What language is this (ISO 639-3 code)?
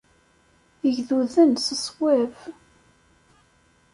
kab